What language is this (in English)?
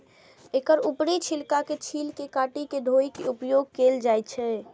Maithili